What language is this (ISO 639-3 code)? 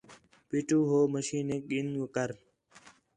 xhe